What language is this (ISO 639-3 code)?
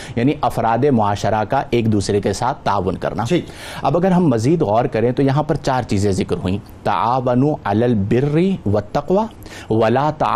urd